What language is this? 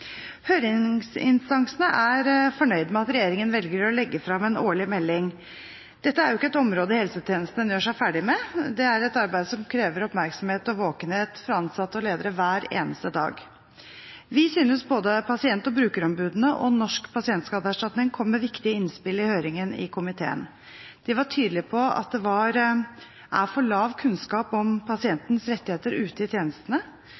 Norwegian Bokmål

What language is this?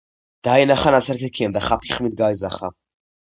Georgian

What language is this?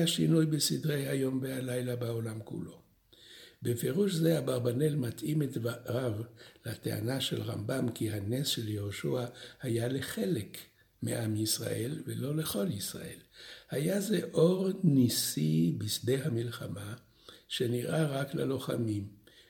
Hebrew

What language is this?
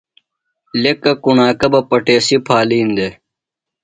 Phalura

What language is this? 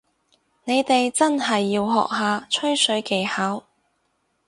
Cantonese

